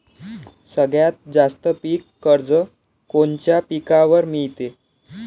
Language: Marathi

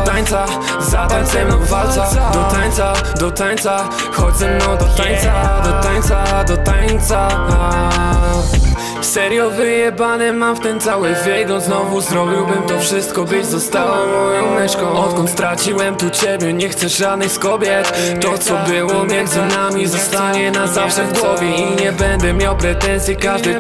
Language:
Polish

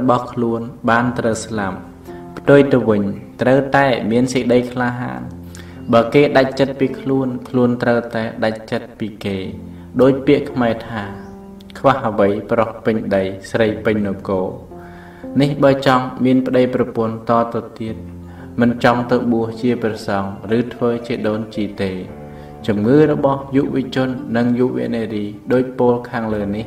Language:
Thai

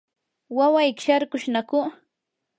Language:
Yanahuanca Pasco Quechua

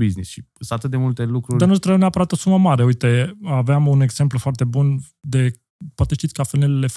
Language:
Romanian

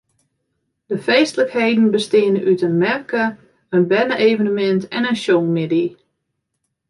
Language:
Western Frisian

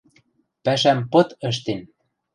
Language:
Western Mari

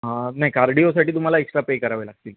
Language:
Marathi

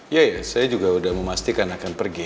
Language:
Indonesian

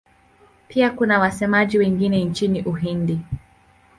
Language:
Swahili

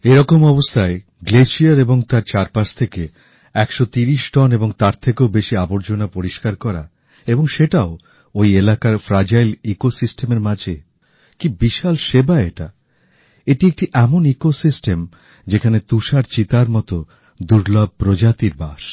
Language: Bangla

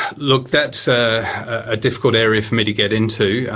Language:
English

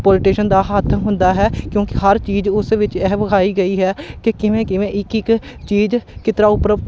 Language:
Punjabi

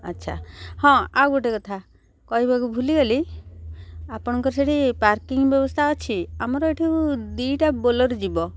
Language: Odia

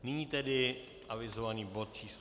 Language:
Czech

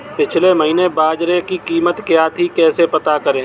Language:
Hindi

